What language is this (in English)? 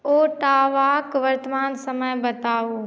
Maithili